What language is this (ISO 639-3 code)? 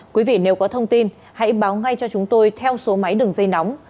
vie